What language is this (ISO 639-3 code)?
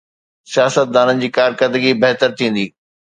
snd